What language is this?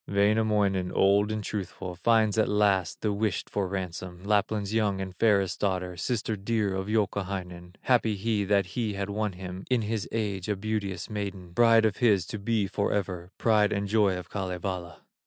English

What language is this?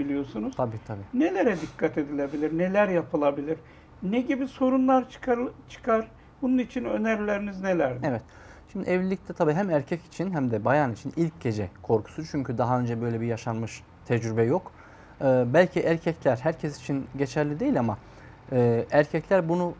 Turkish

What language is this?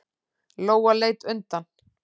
Icelandic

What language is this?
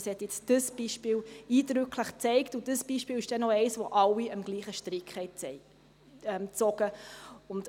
Swiss German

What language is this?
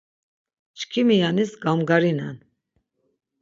Laz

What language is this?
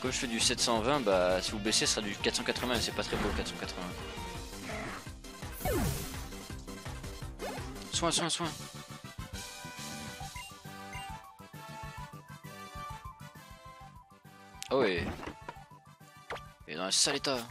French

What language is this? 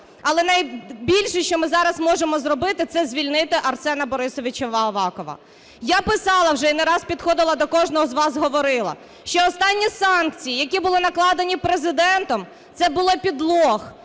Ukrainian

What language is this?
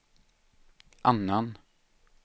Swedish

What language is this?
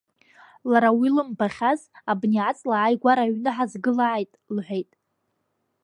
Abkhazian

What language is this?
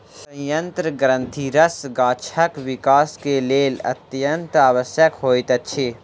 Maithili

